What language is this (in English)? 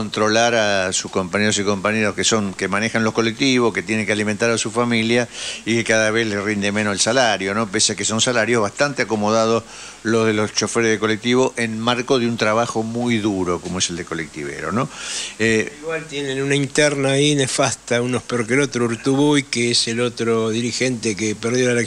Spanish